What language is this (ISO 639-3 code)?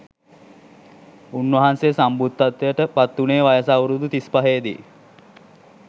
sin